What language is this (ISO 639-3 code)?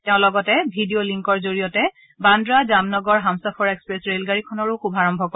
asm